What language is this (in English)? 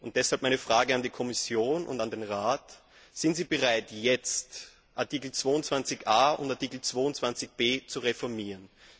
German